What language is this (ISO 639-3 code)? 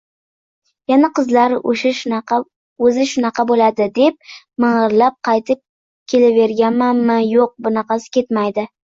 uzb